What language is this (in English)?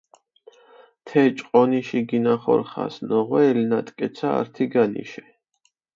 Mingrelian